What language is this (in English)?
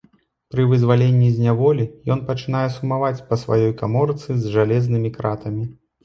Belarusian